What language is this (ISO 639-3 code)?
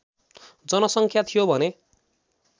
nep